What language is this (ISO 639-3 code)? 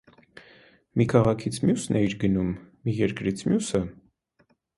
hye